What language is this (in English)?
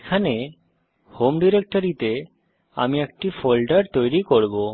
Bangla